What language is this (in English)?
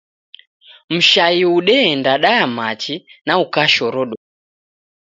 Taita